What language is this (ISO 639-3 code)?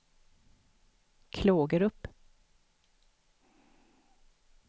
swe